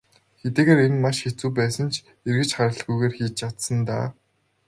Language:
Mongolian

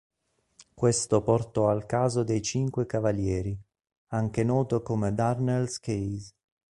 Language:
Italian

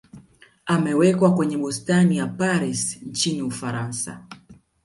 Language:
Swahili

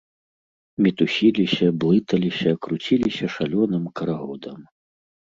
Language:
Belarusian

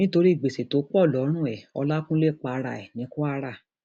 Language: Yoruba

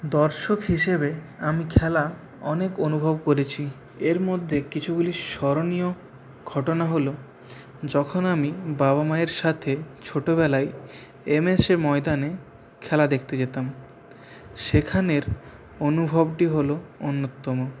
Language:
Bangla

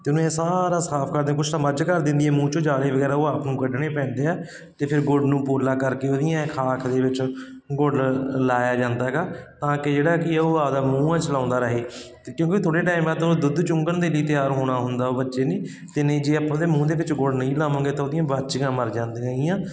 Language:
Punjabi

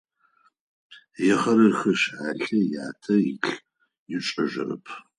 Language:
Adyghe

